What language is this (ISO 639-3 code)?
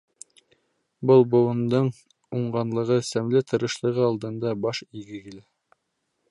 bak